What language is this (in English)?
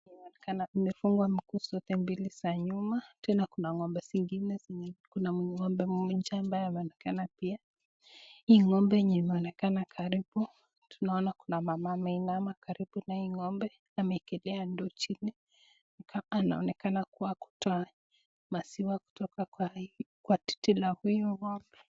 Swahili